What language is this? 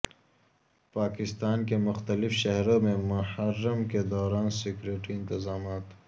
Urdu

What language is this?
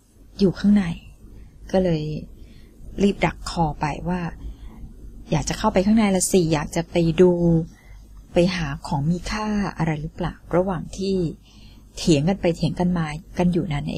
Thai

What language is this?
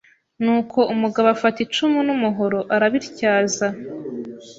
Kinyarwanda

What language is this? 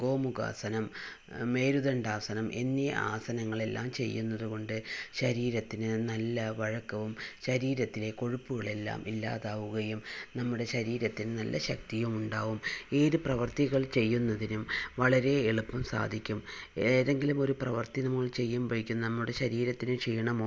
Malayalam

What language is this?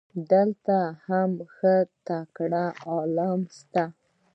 Pashto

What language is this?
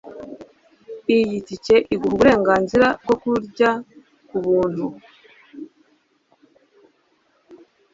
Kinyarwanda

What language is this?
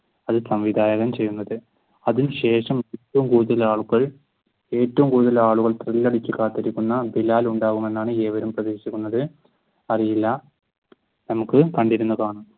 Malayalam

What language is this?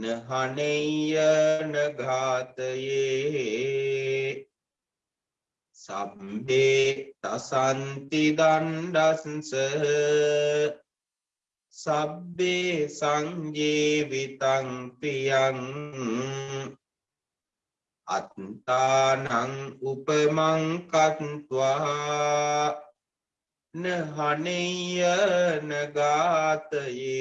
Vietnamese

